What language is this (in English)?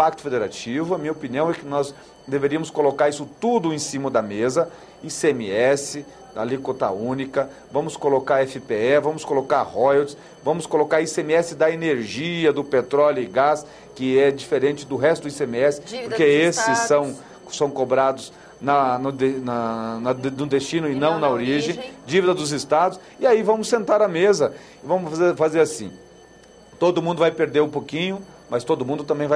Portuguese